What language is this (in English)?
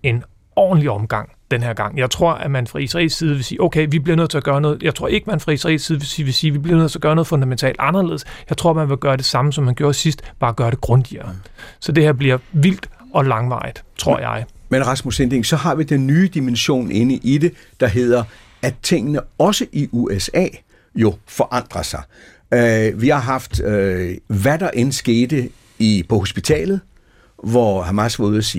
Danish